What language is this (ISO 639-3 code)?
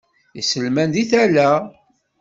kab